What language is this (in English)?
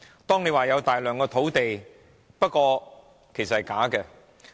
Cantonese